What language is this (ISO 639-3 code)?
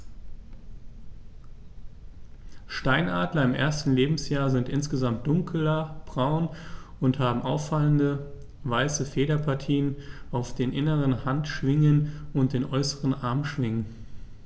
deu